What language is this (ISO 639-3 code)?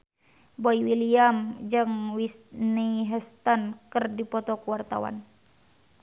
sun